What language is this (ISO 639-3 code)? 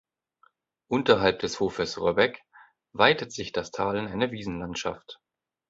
deu